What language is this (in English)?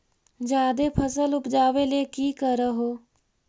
Magahi